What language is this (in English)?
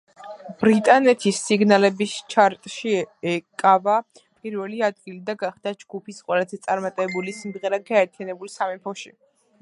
Georgian